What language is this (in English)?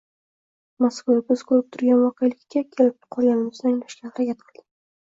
Uzbek